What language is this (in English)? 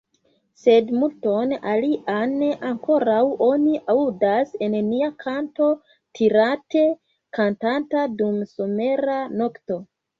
Esperanto